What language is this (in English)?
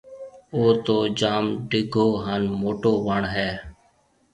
Marwari (Pakistan)